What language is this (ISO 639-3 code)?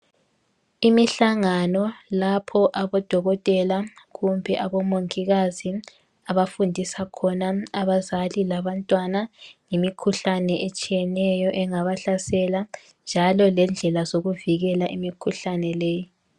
nde